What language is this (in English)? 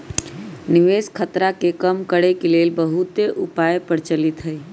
Magahi